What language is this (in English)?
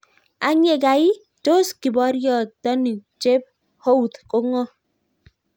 Kalenjin